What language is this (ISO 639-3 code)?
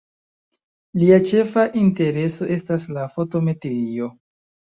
epo